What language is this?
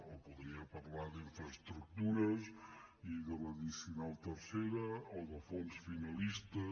Catalan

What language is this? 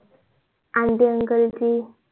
Marathi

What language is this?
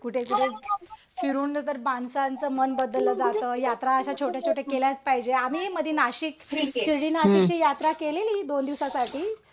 Marathi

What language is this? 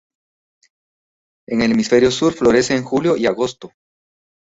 Spanish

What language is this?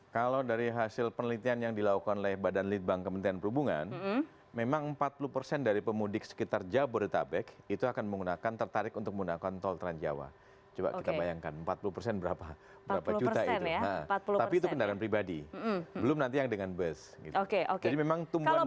Indonesian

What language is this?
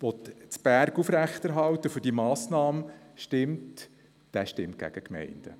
Swiss German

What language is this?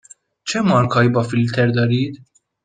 Persian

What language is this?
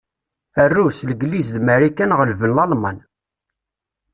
Kabyle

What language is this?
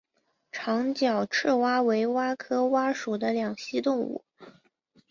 Chinese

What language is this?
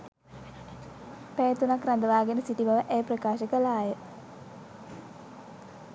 Sinhala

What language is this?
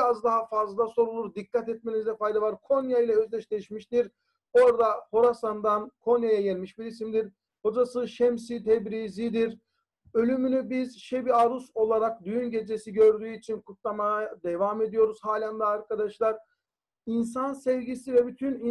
Turkish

